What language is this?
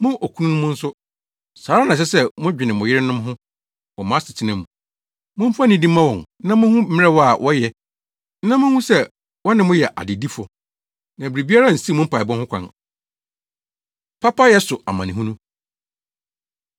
Akan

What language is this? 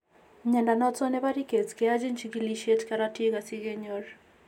Kalenjin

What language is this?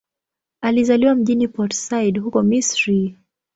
Swahili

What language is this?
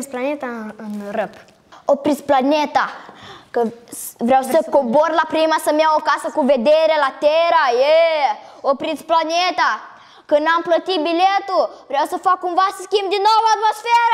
Romanian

